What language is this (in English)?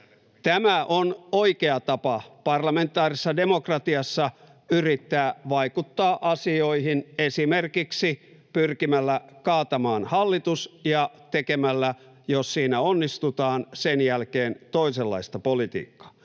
Finnish